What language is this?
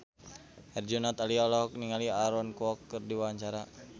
Sundanese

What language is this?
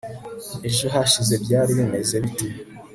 Kinyarwanda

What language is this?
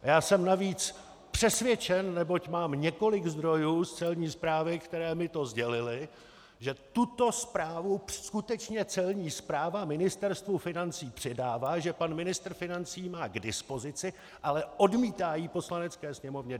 Czech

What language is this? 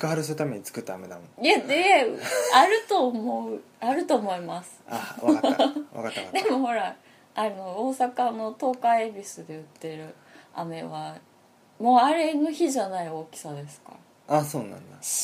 Japanese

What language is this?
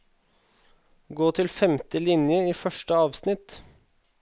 Norwegian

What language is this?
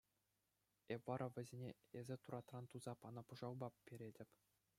Chuvash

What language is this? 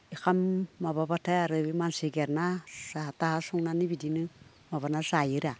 Bodo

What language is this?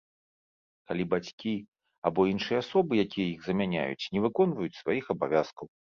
Belarusian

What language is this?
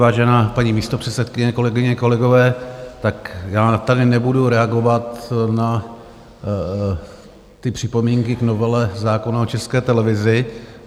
Czech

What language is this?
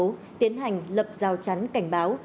Vietnamese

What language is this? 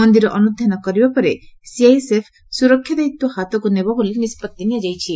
Odia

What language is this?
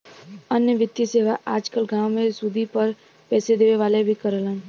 Bhojpuri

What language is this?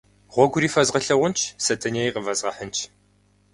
Kabardian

